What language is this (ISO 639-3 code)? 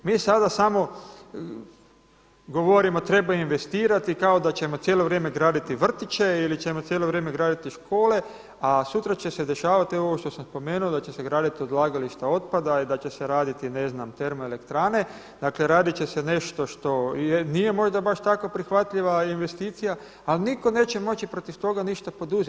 hrv